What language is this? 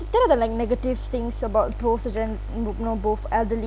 English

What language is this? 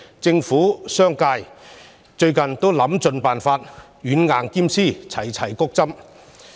Cantonese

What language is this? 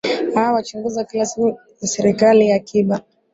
Swahili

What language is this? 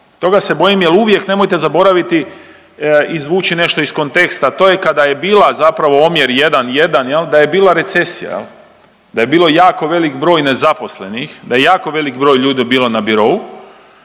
Croatian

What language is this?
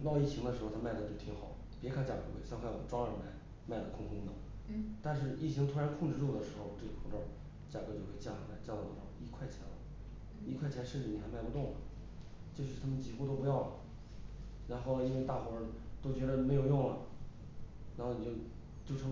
Chinese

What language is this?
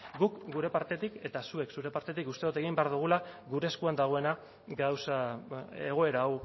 Basque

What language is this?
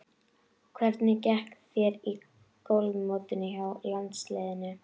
Icelandic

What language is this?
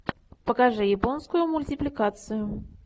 Russian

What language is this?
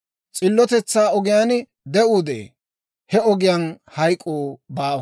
Dawro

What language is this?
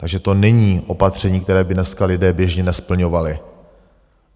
Czech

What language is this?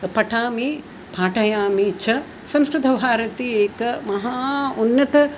Sanskrit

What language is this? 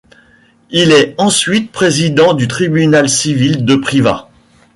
French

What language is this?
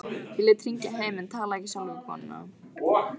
Icelandic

